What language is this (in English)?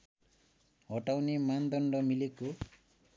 Nepali